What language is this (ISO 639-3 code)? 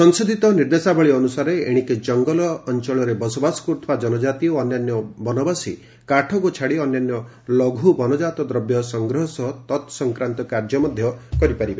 ori